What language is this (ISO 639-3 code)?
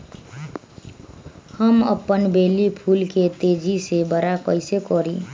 mag